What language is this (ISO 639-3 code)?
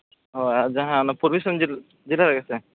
sat